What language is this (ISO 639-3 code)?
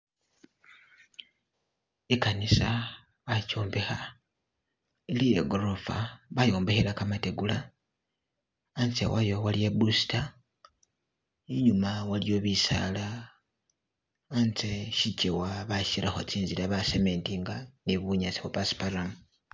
myx